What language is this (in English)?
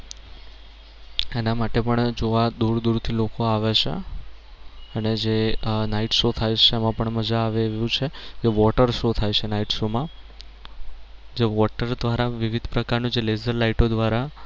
Gujarati